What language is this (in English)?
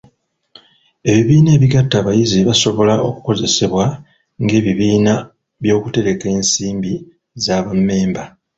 Ganda